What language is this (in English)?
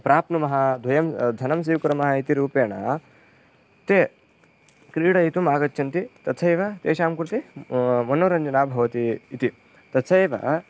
Sanskrit